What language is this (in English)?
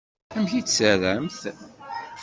Kabyle